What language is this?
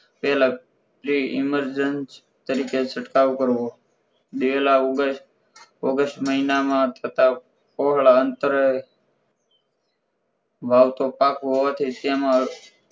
Gujarati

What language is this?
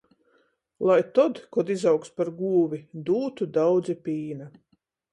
Latgalian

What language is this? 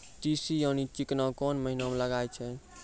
Maithili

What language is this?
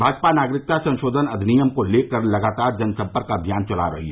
Hindi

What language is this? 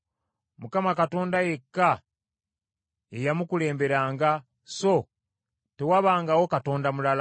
Ganda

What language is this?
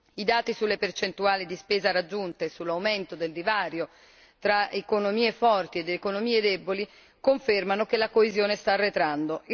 Italian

